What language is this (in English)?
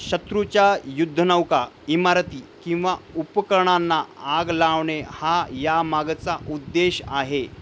Marathi